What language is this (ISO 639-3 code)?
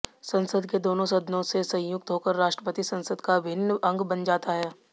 hin